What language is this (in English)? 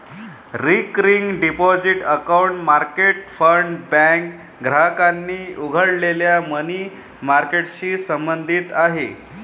Marathi